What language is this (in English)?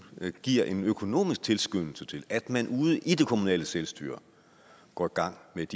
Danish